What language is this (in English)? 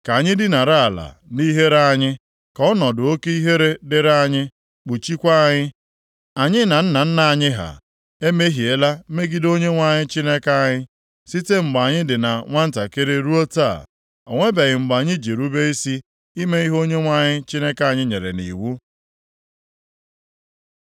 Igbo